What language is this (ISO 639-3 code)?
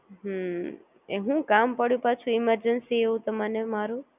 guj